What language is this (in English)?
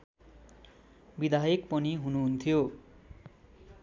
Nepali